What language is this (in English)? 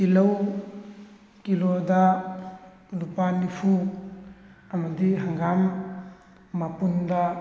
Manipuri